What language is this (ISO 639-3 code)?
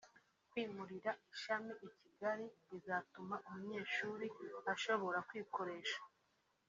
kin